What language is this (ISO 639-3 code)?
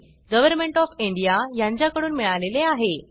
mar